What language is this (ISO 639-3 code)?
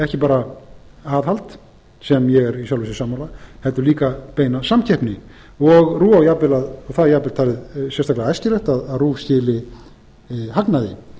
isl